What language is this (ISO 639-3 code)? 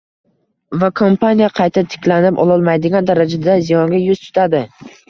uzb